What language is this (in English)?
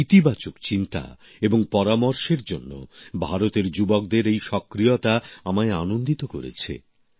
Bangla